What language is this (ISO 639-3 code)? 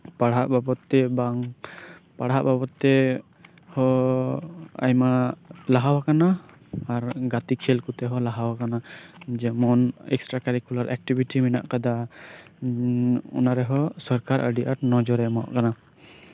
sat